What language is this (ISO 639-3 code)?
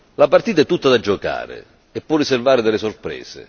ita